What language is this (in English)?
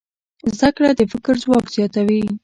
Pashto